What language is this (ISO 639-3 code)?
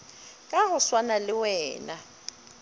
nso